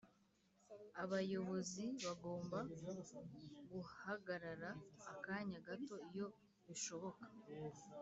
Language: Kinyarwanda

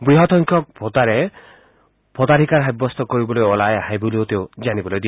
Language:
Assamese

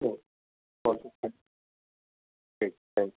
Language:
Urdu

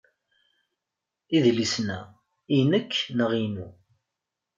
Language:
Kabyle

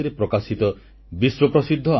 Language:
Odia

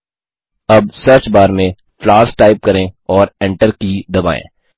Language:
Hindi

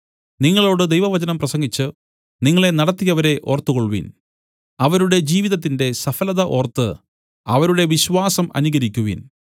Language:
Malayalam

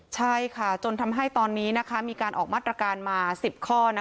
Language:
Thai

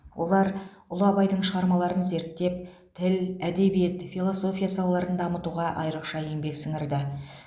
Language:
Kazakh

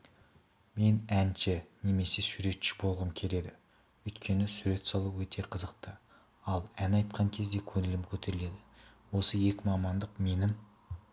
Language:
Kazakh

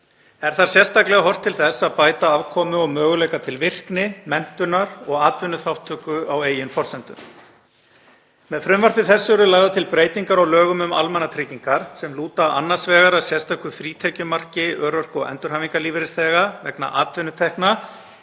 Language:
Icelandic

